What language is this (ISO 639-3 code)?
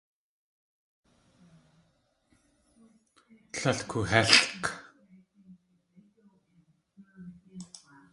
tli